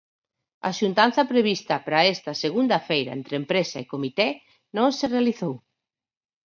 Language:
Galician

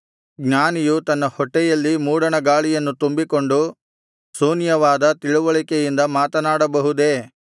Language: Kannada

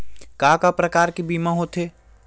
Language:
Chhattisgarhi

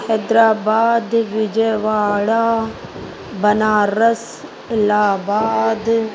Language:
Sindhi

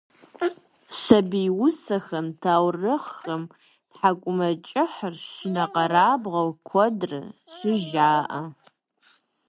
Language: Kabardian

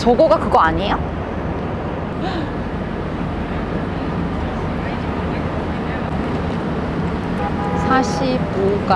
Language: Korean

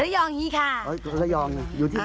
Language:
Thai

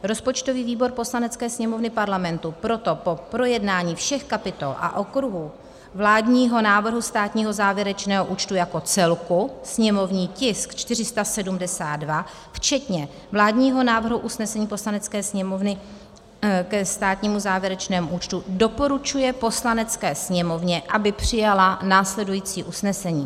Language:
Czech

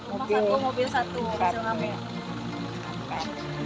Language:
Indonesian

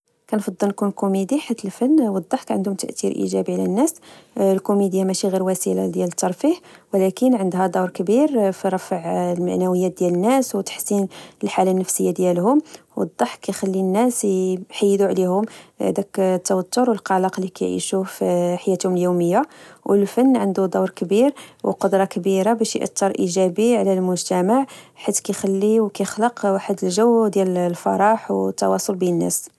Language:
Moroccan Arabic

